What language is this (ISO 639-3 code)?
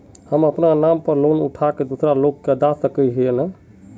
mag